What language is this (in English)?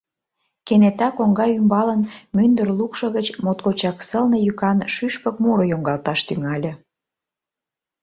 Mari